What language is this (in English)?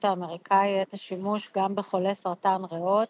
Hebrew